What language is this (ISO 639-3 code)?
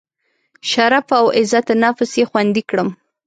pus